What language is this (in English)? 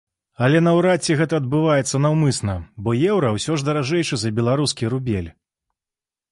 Belarusian